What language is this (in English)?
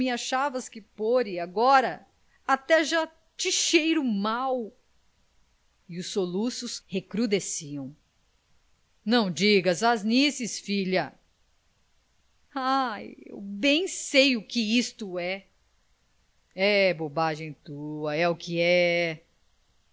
Portuguese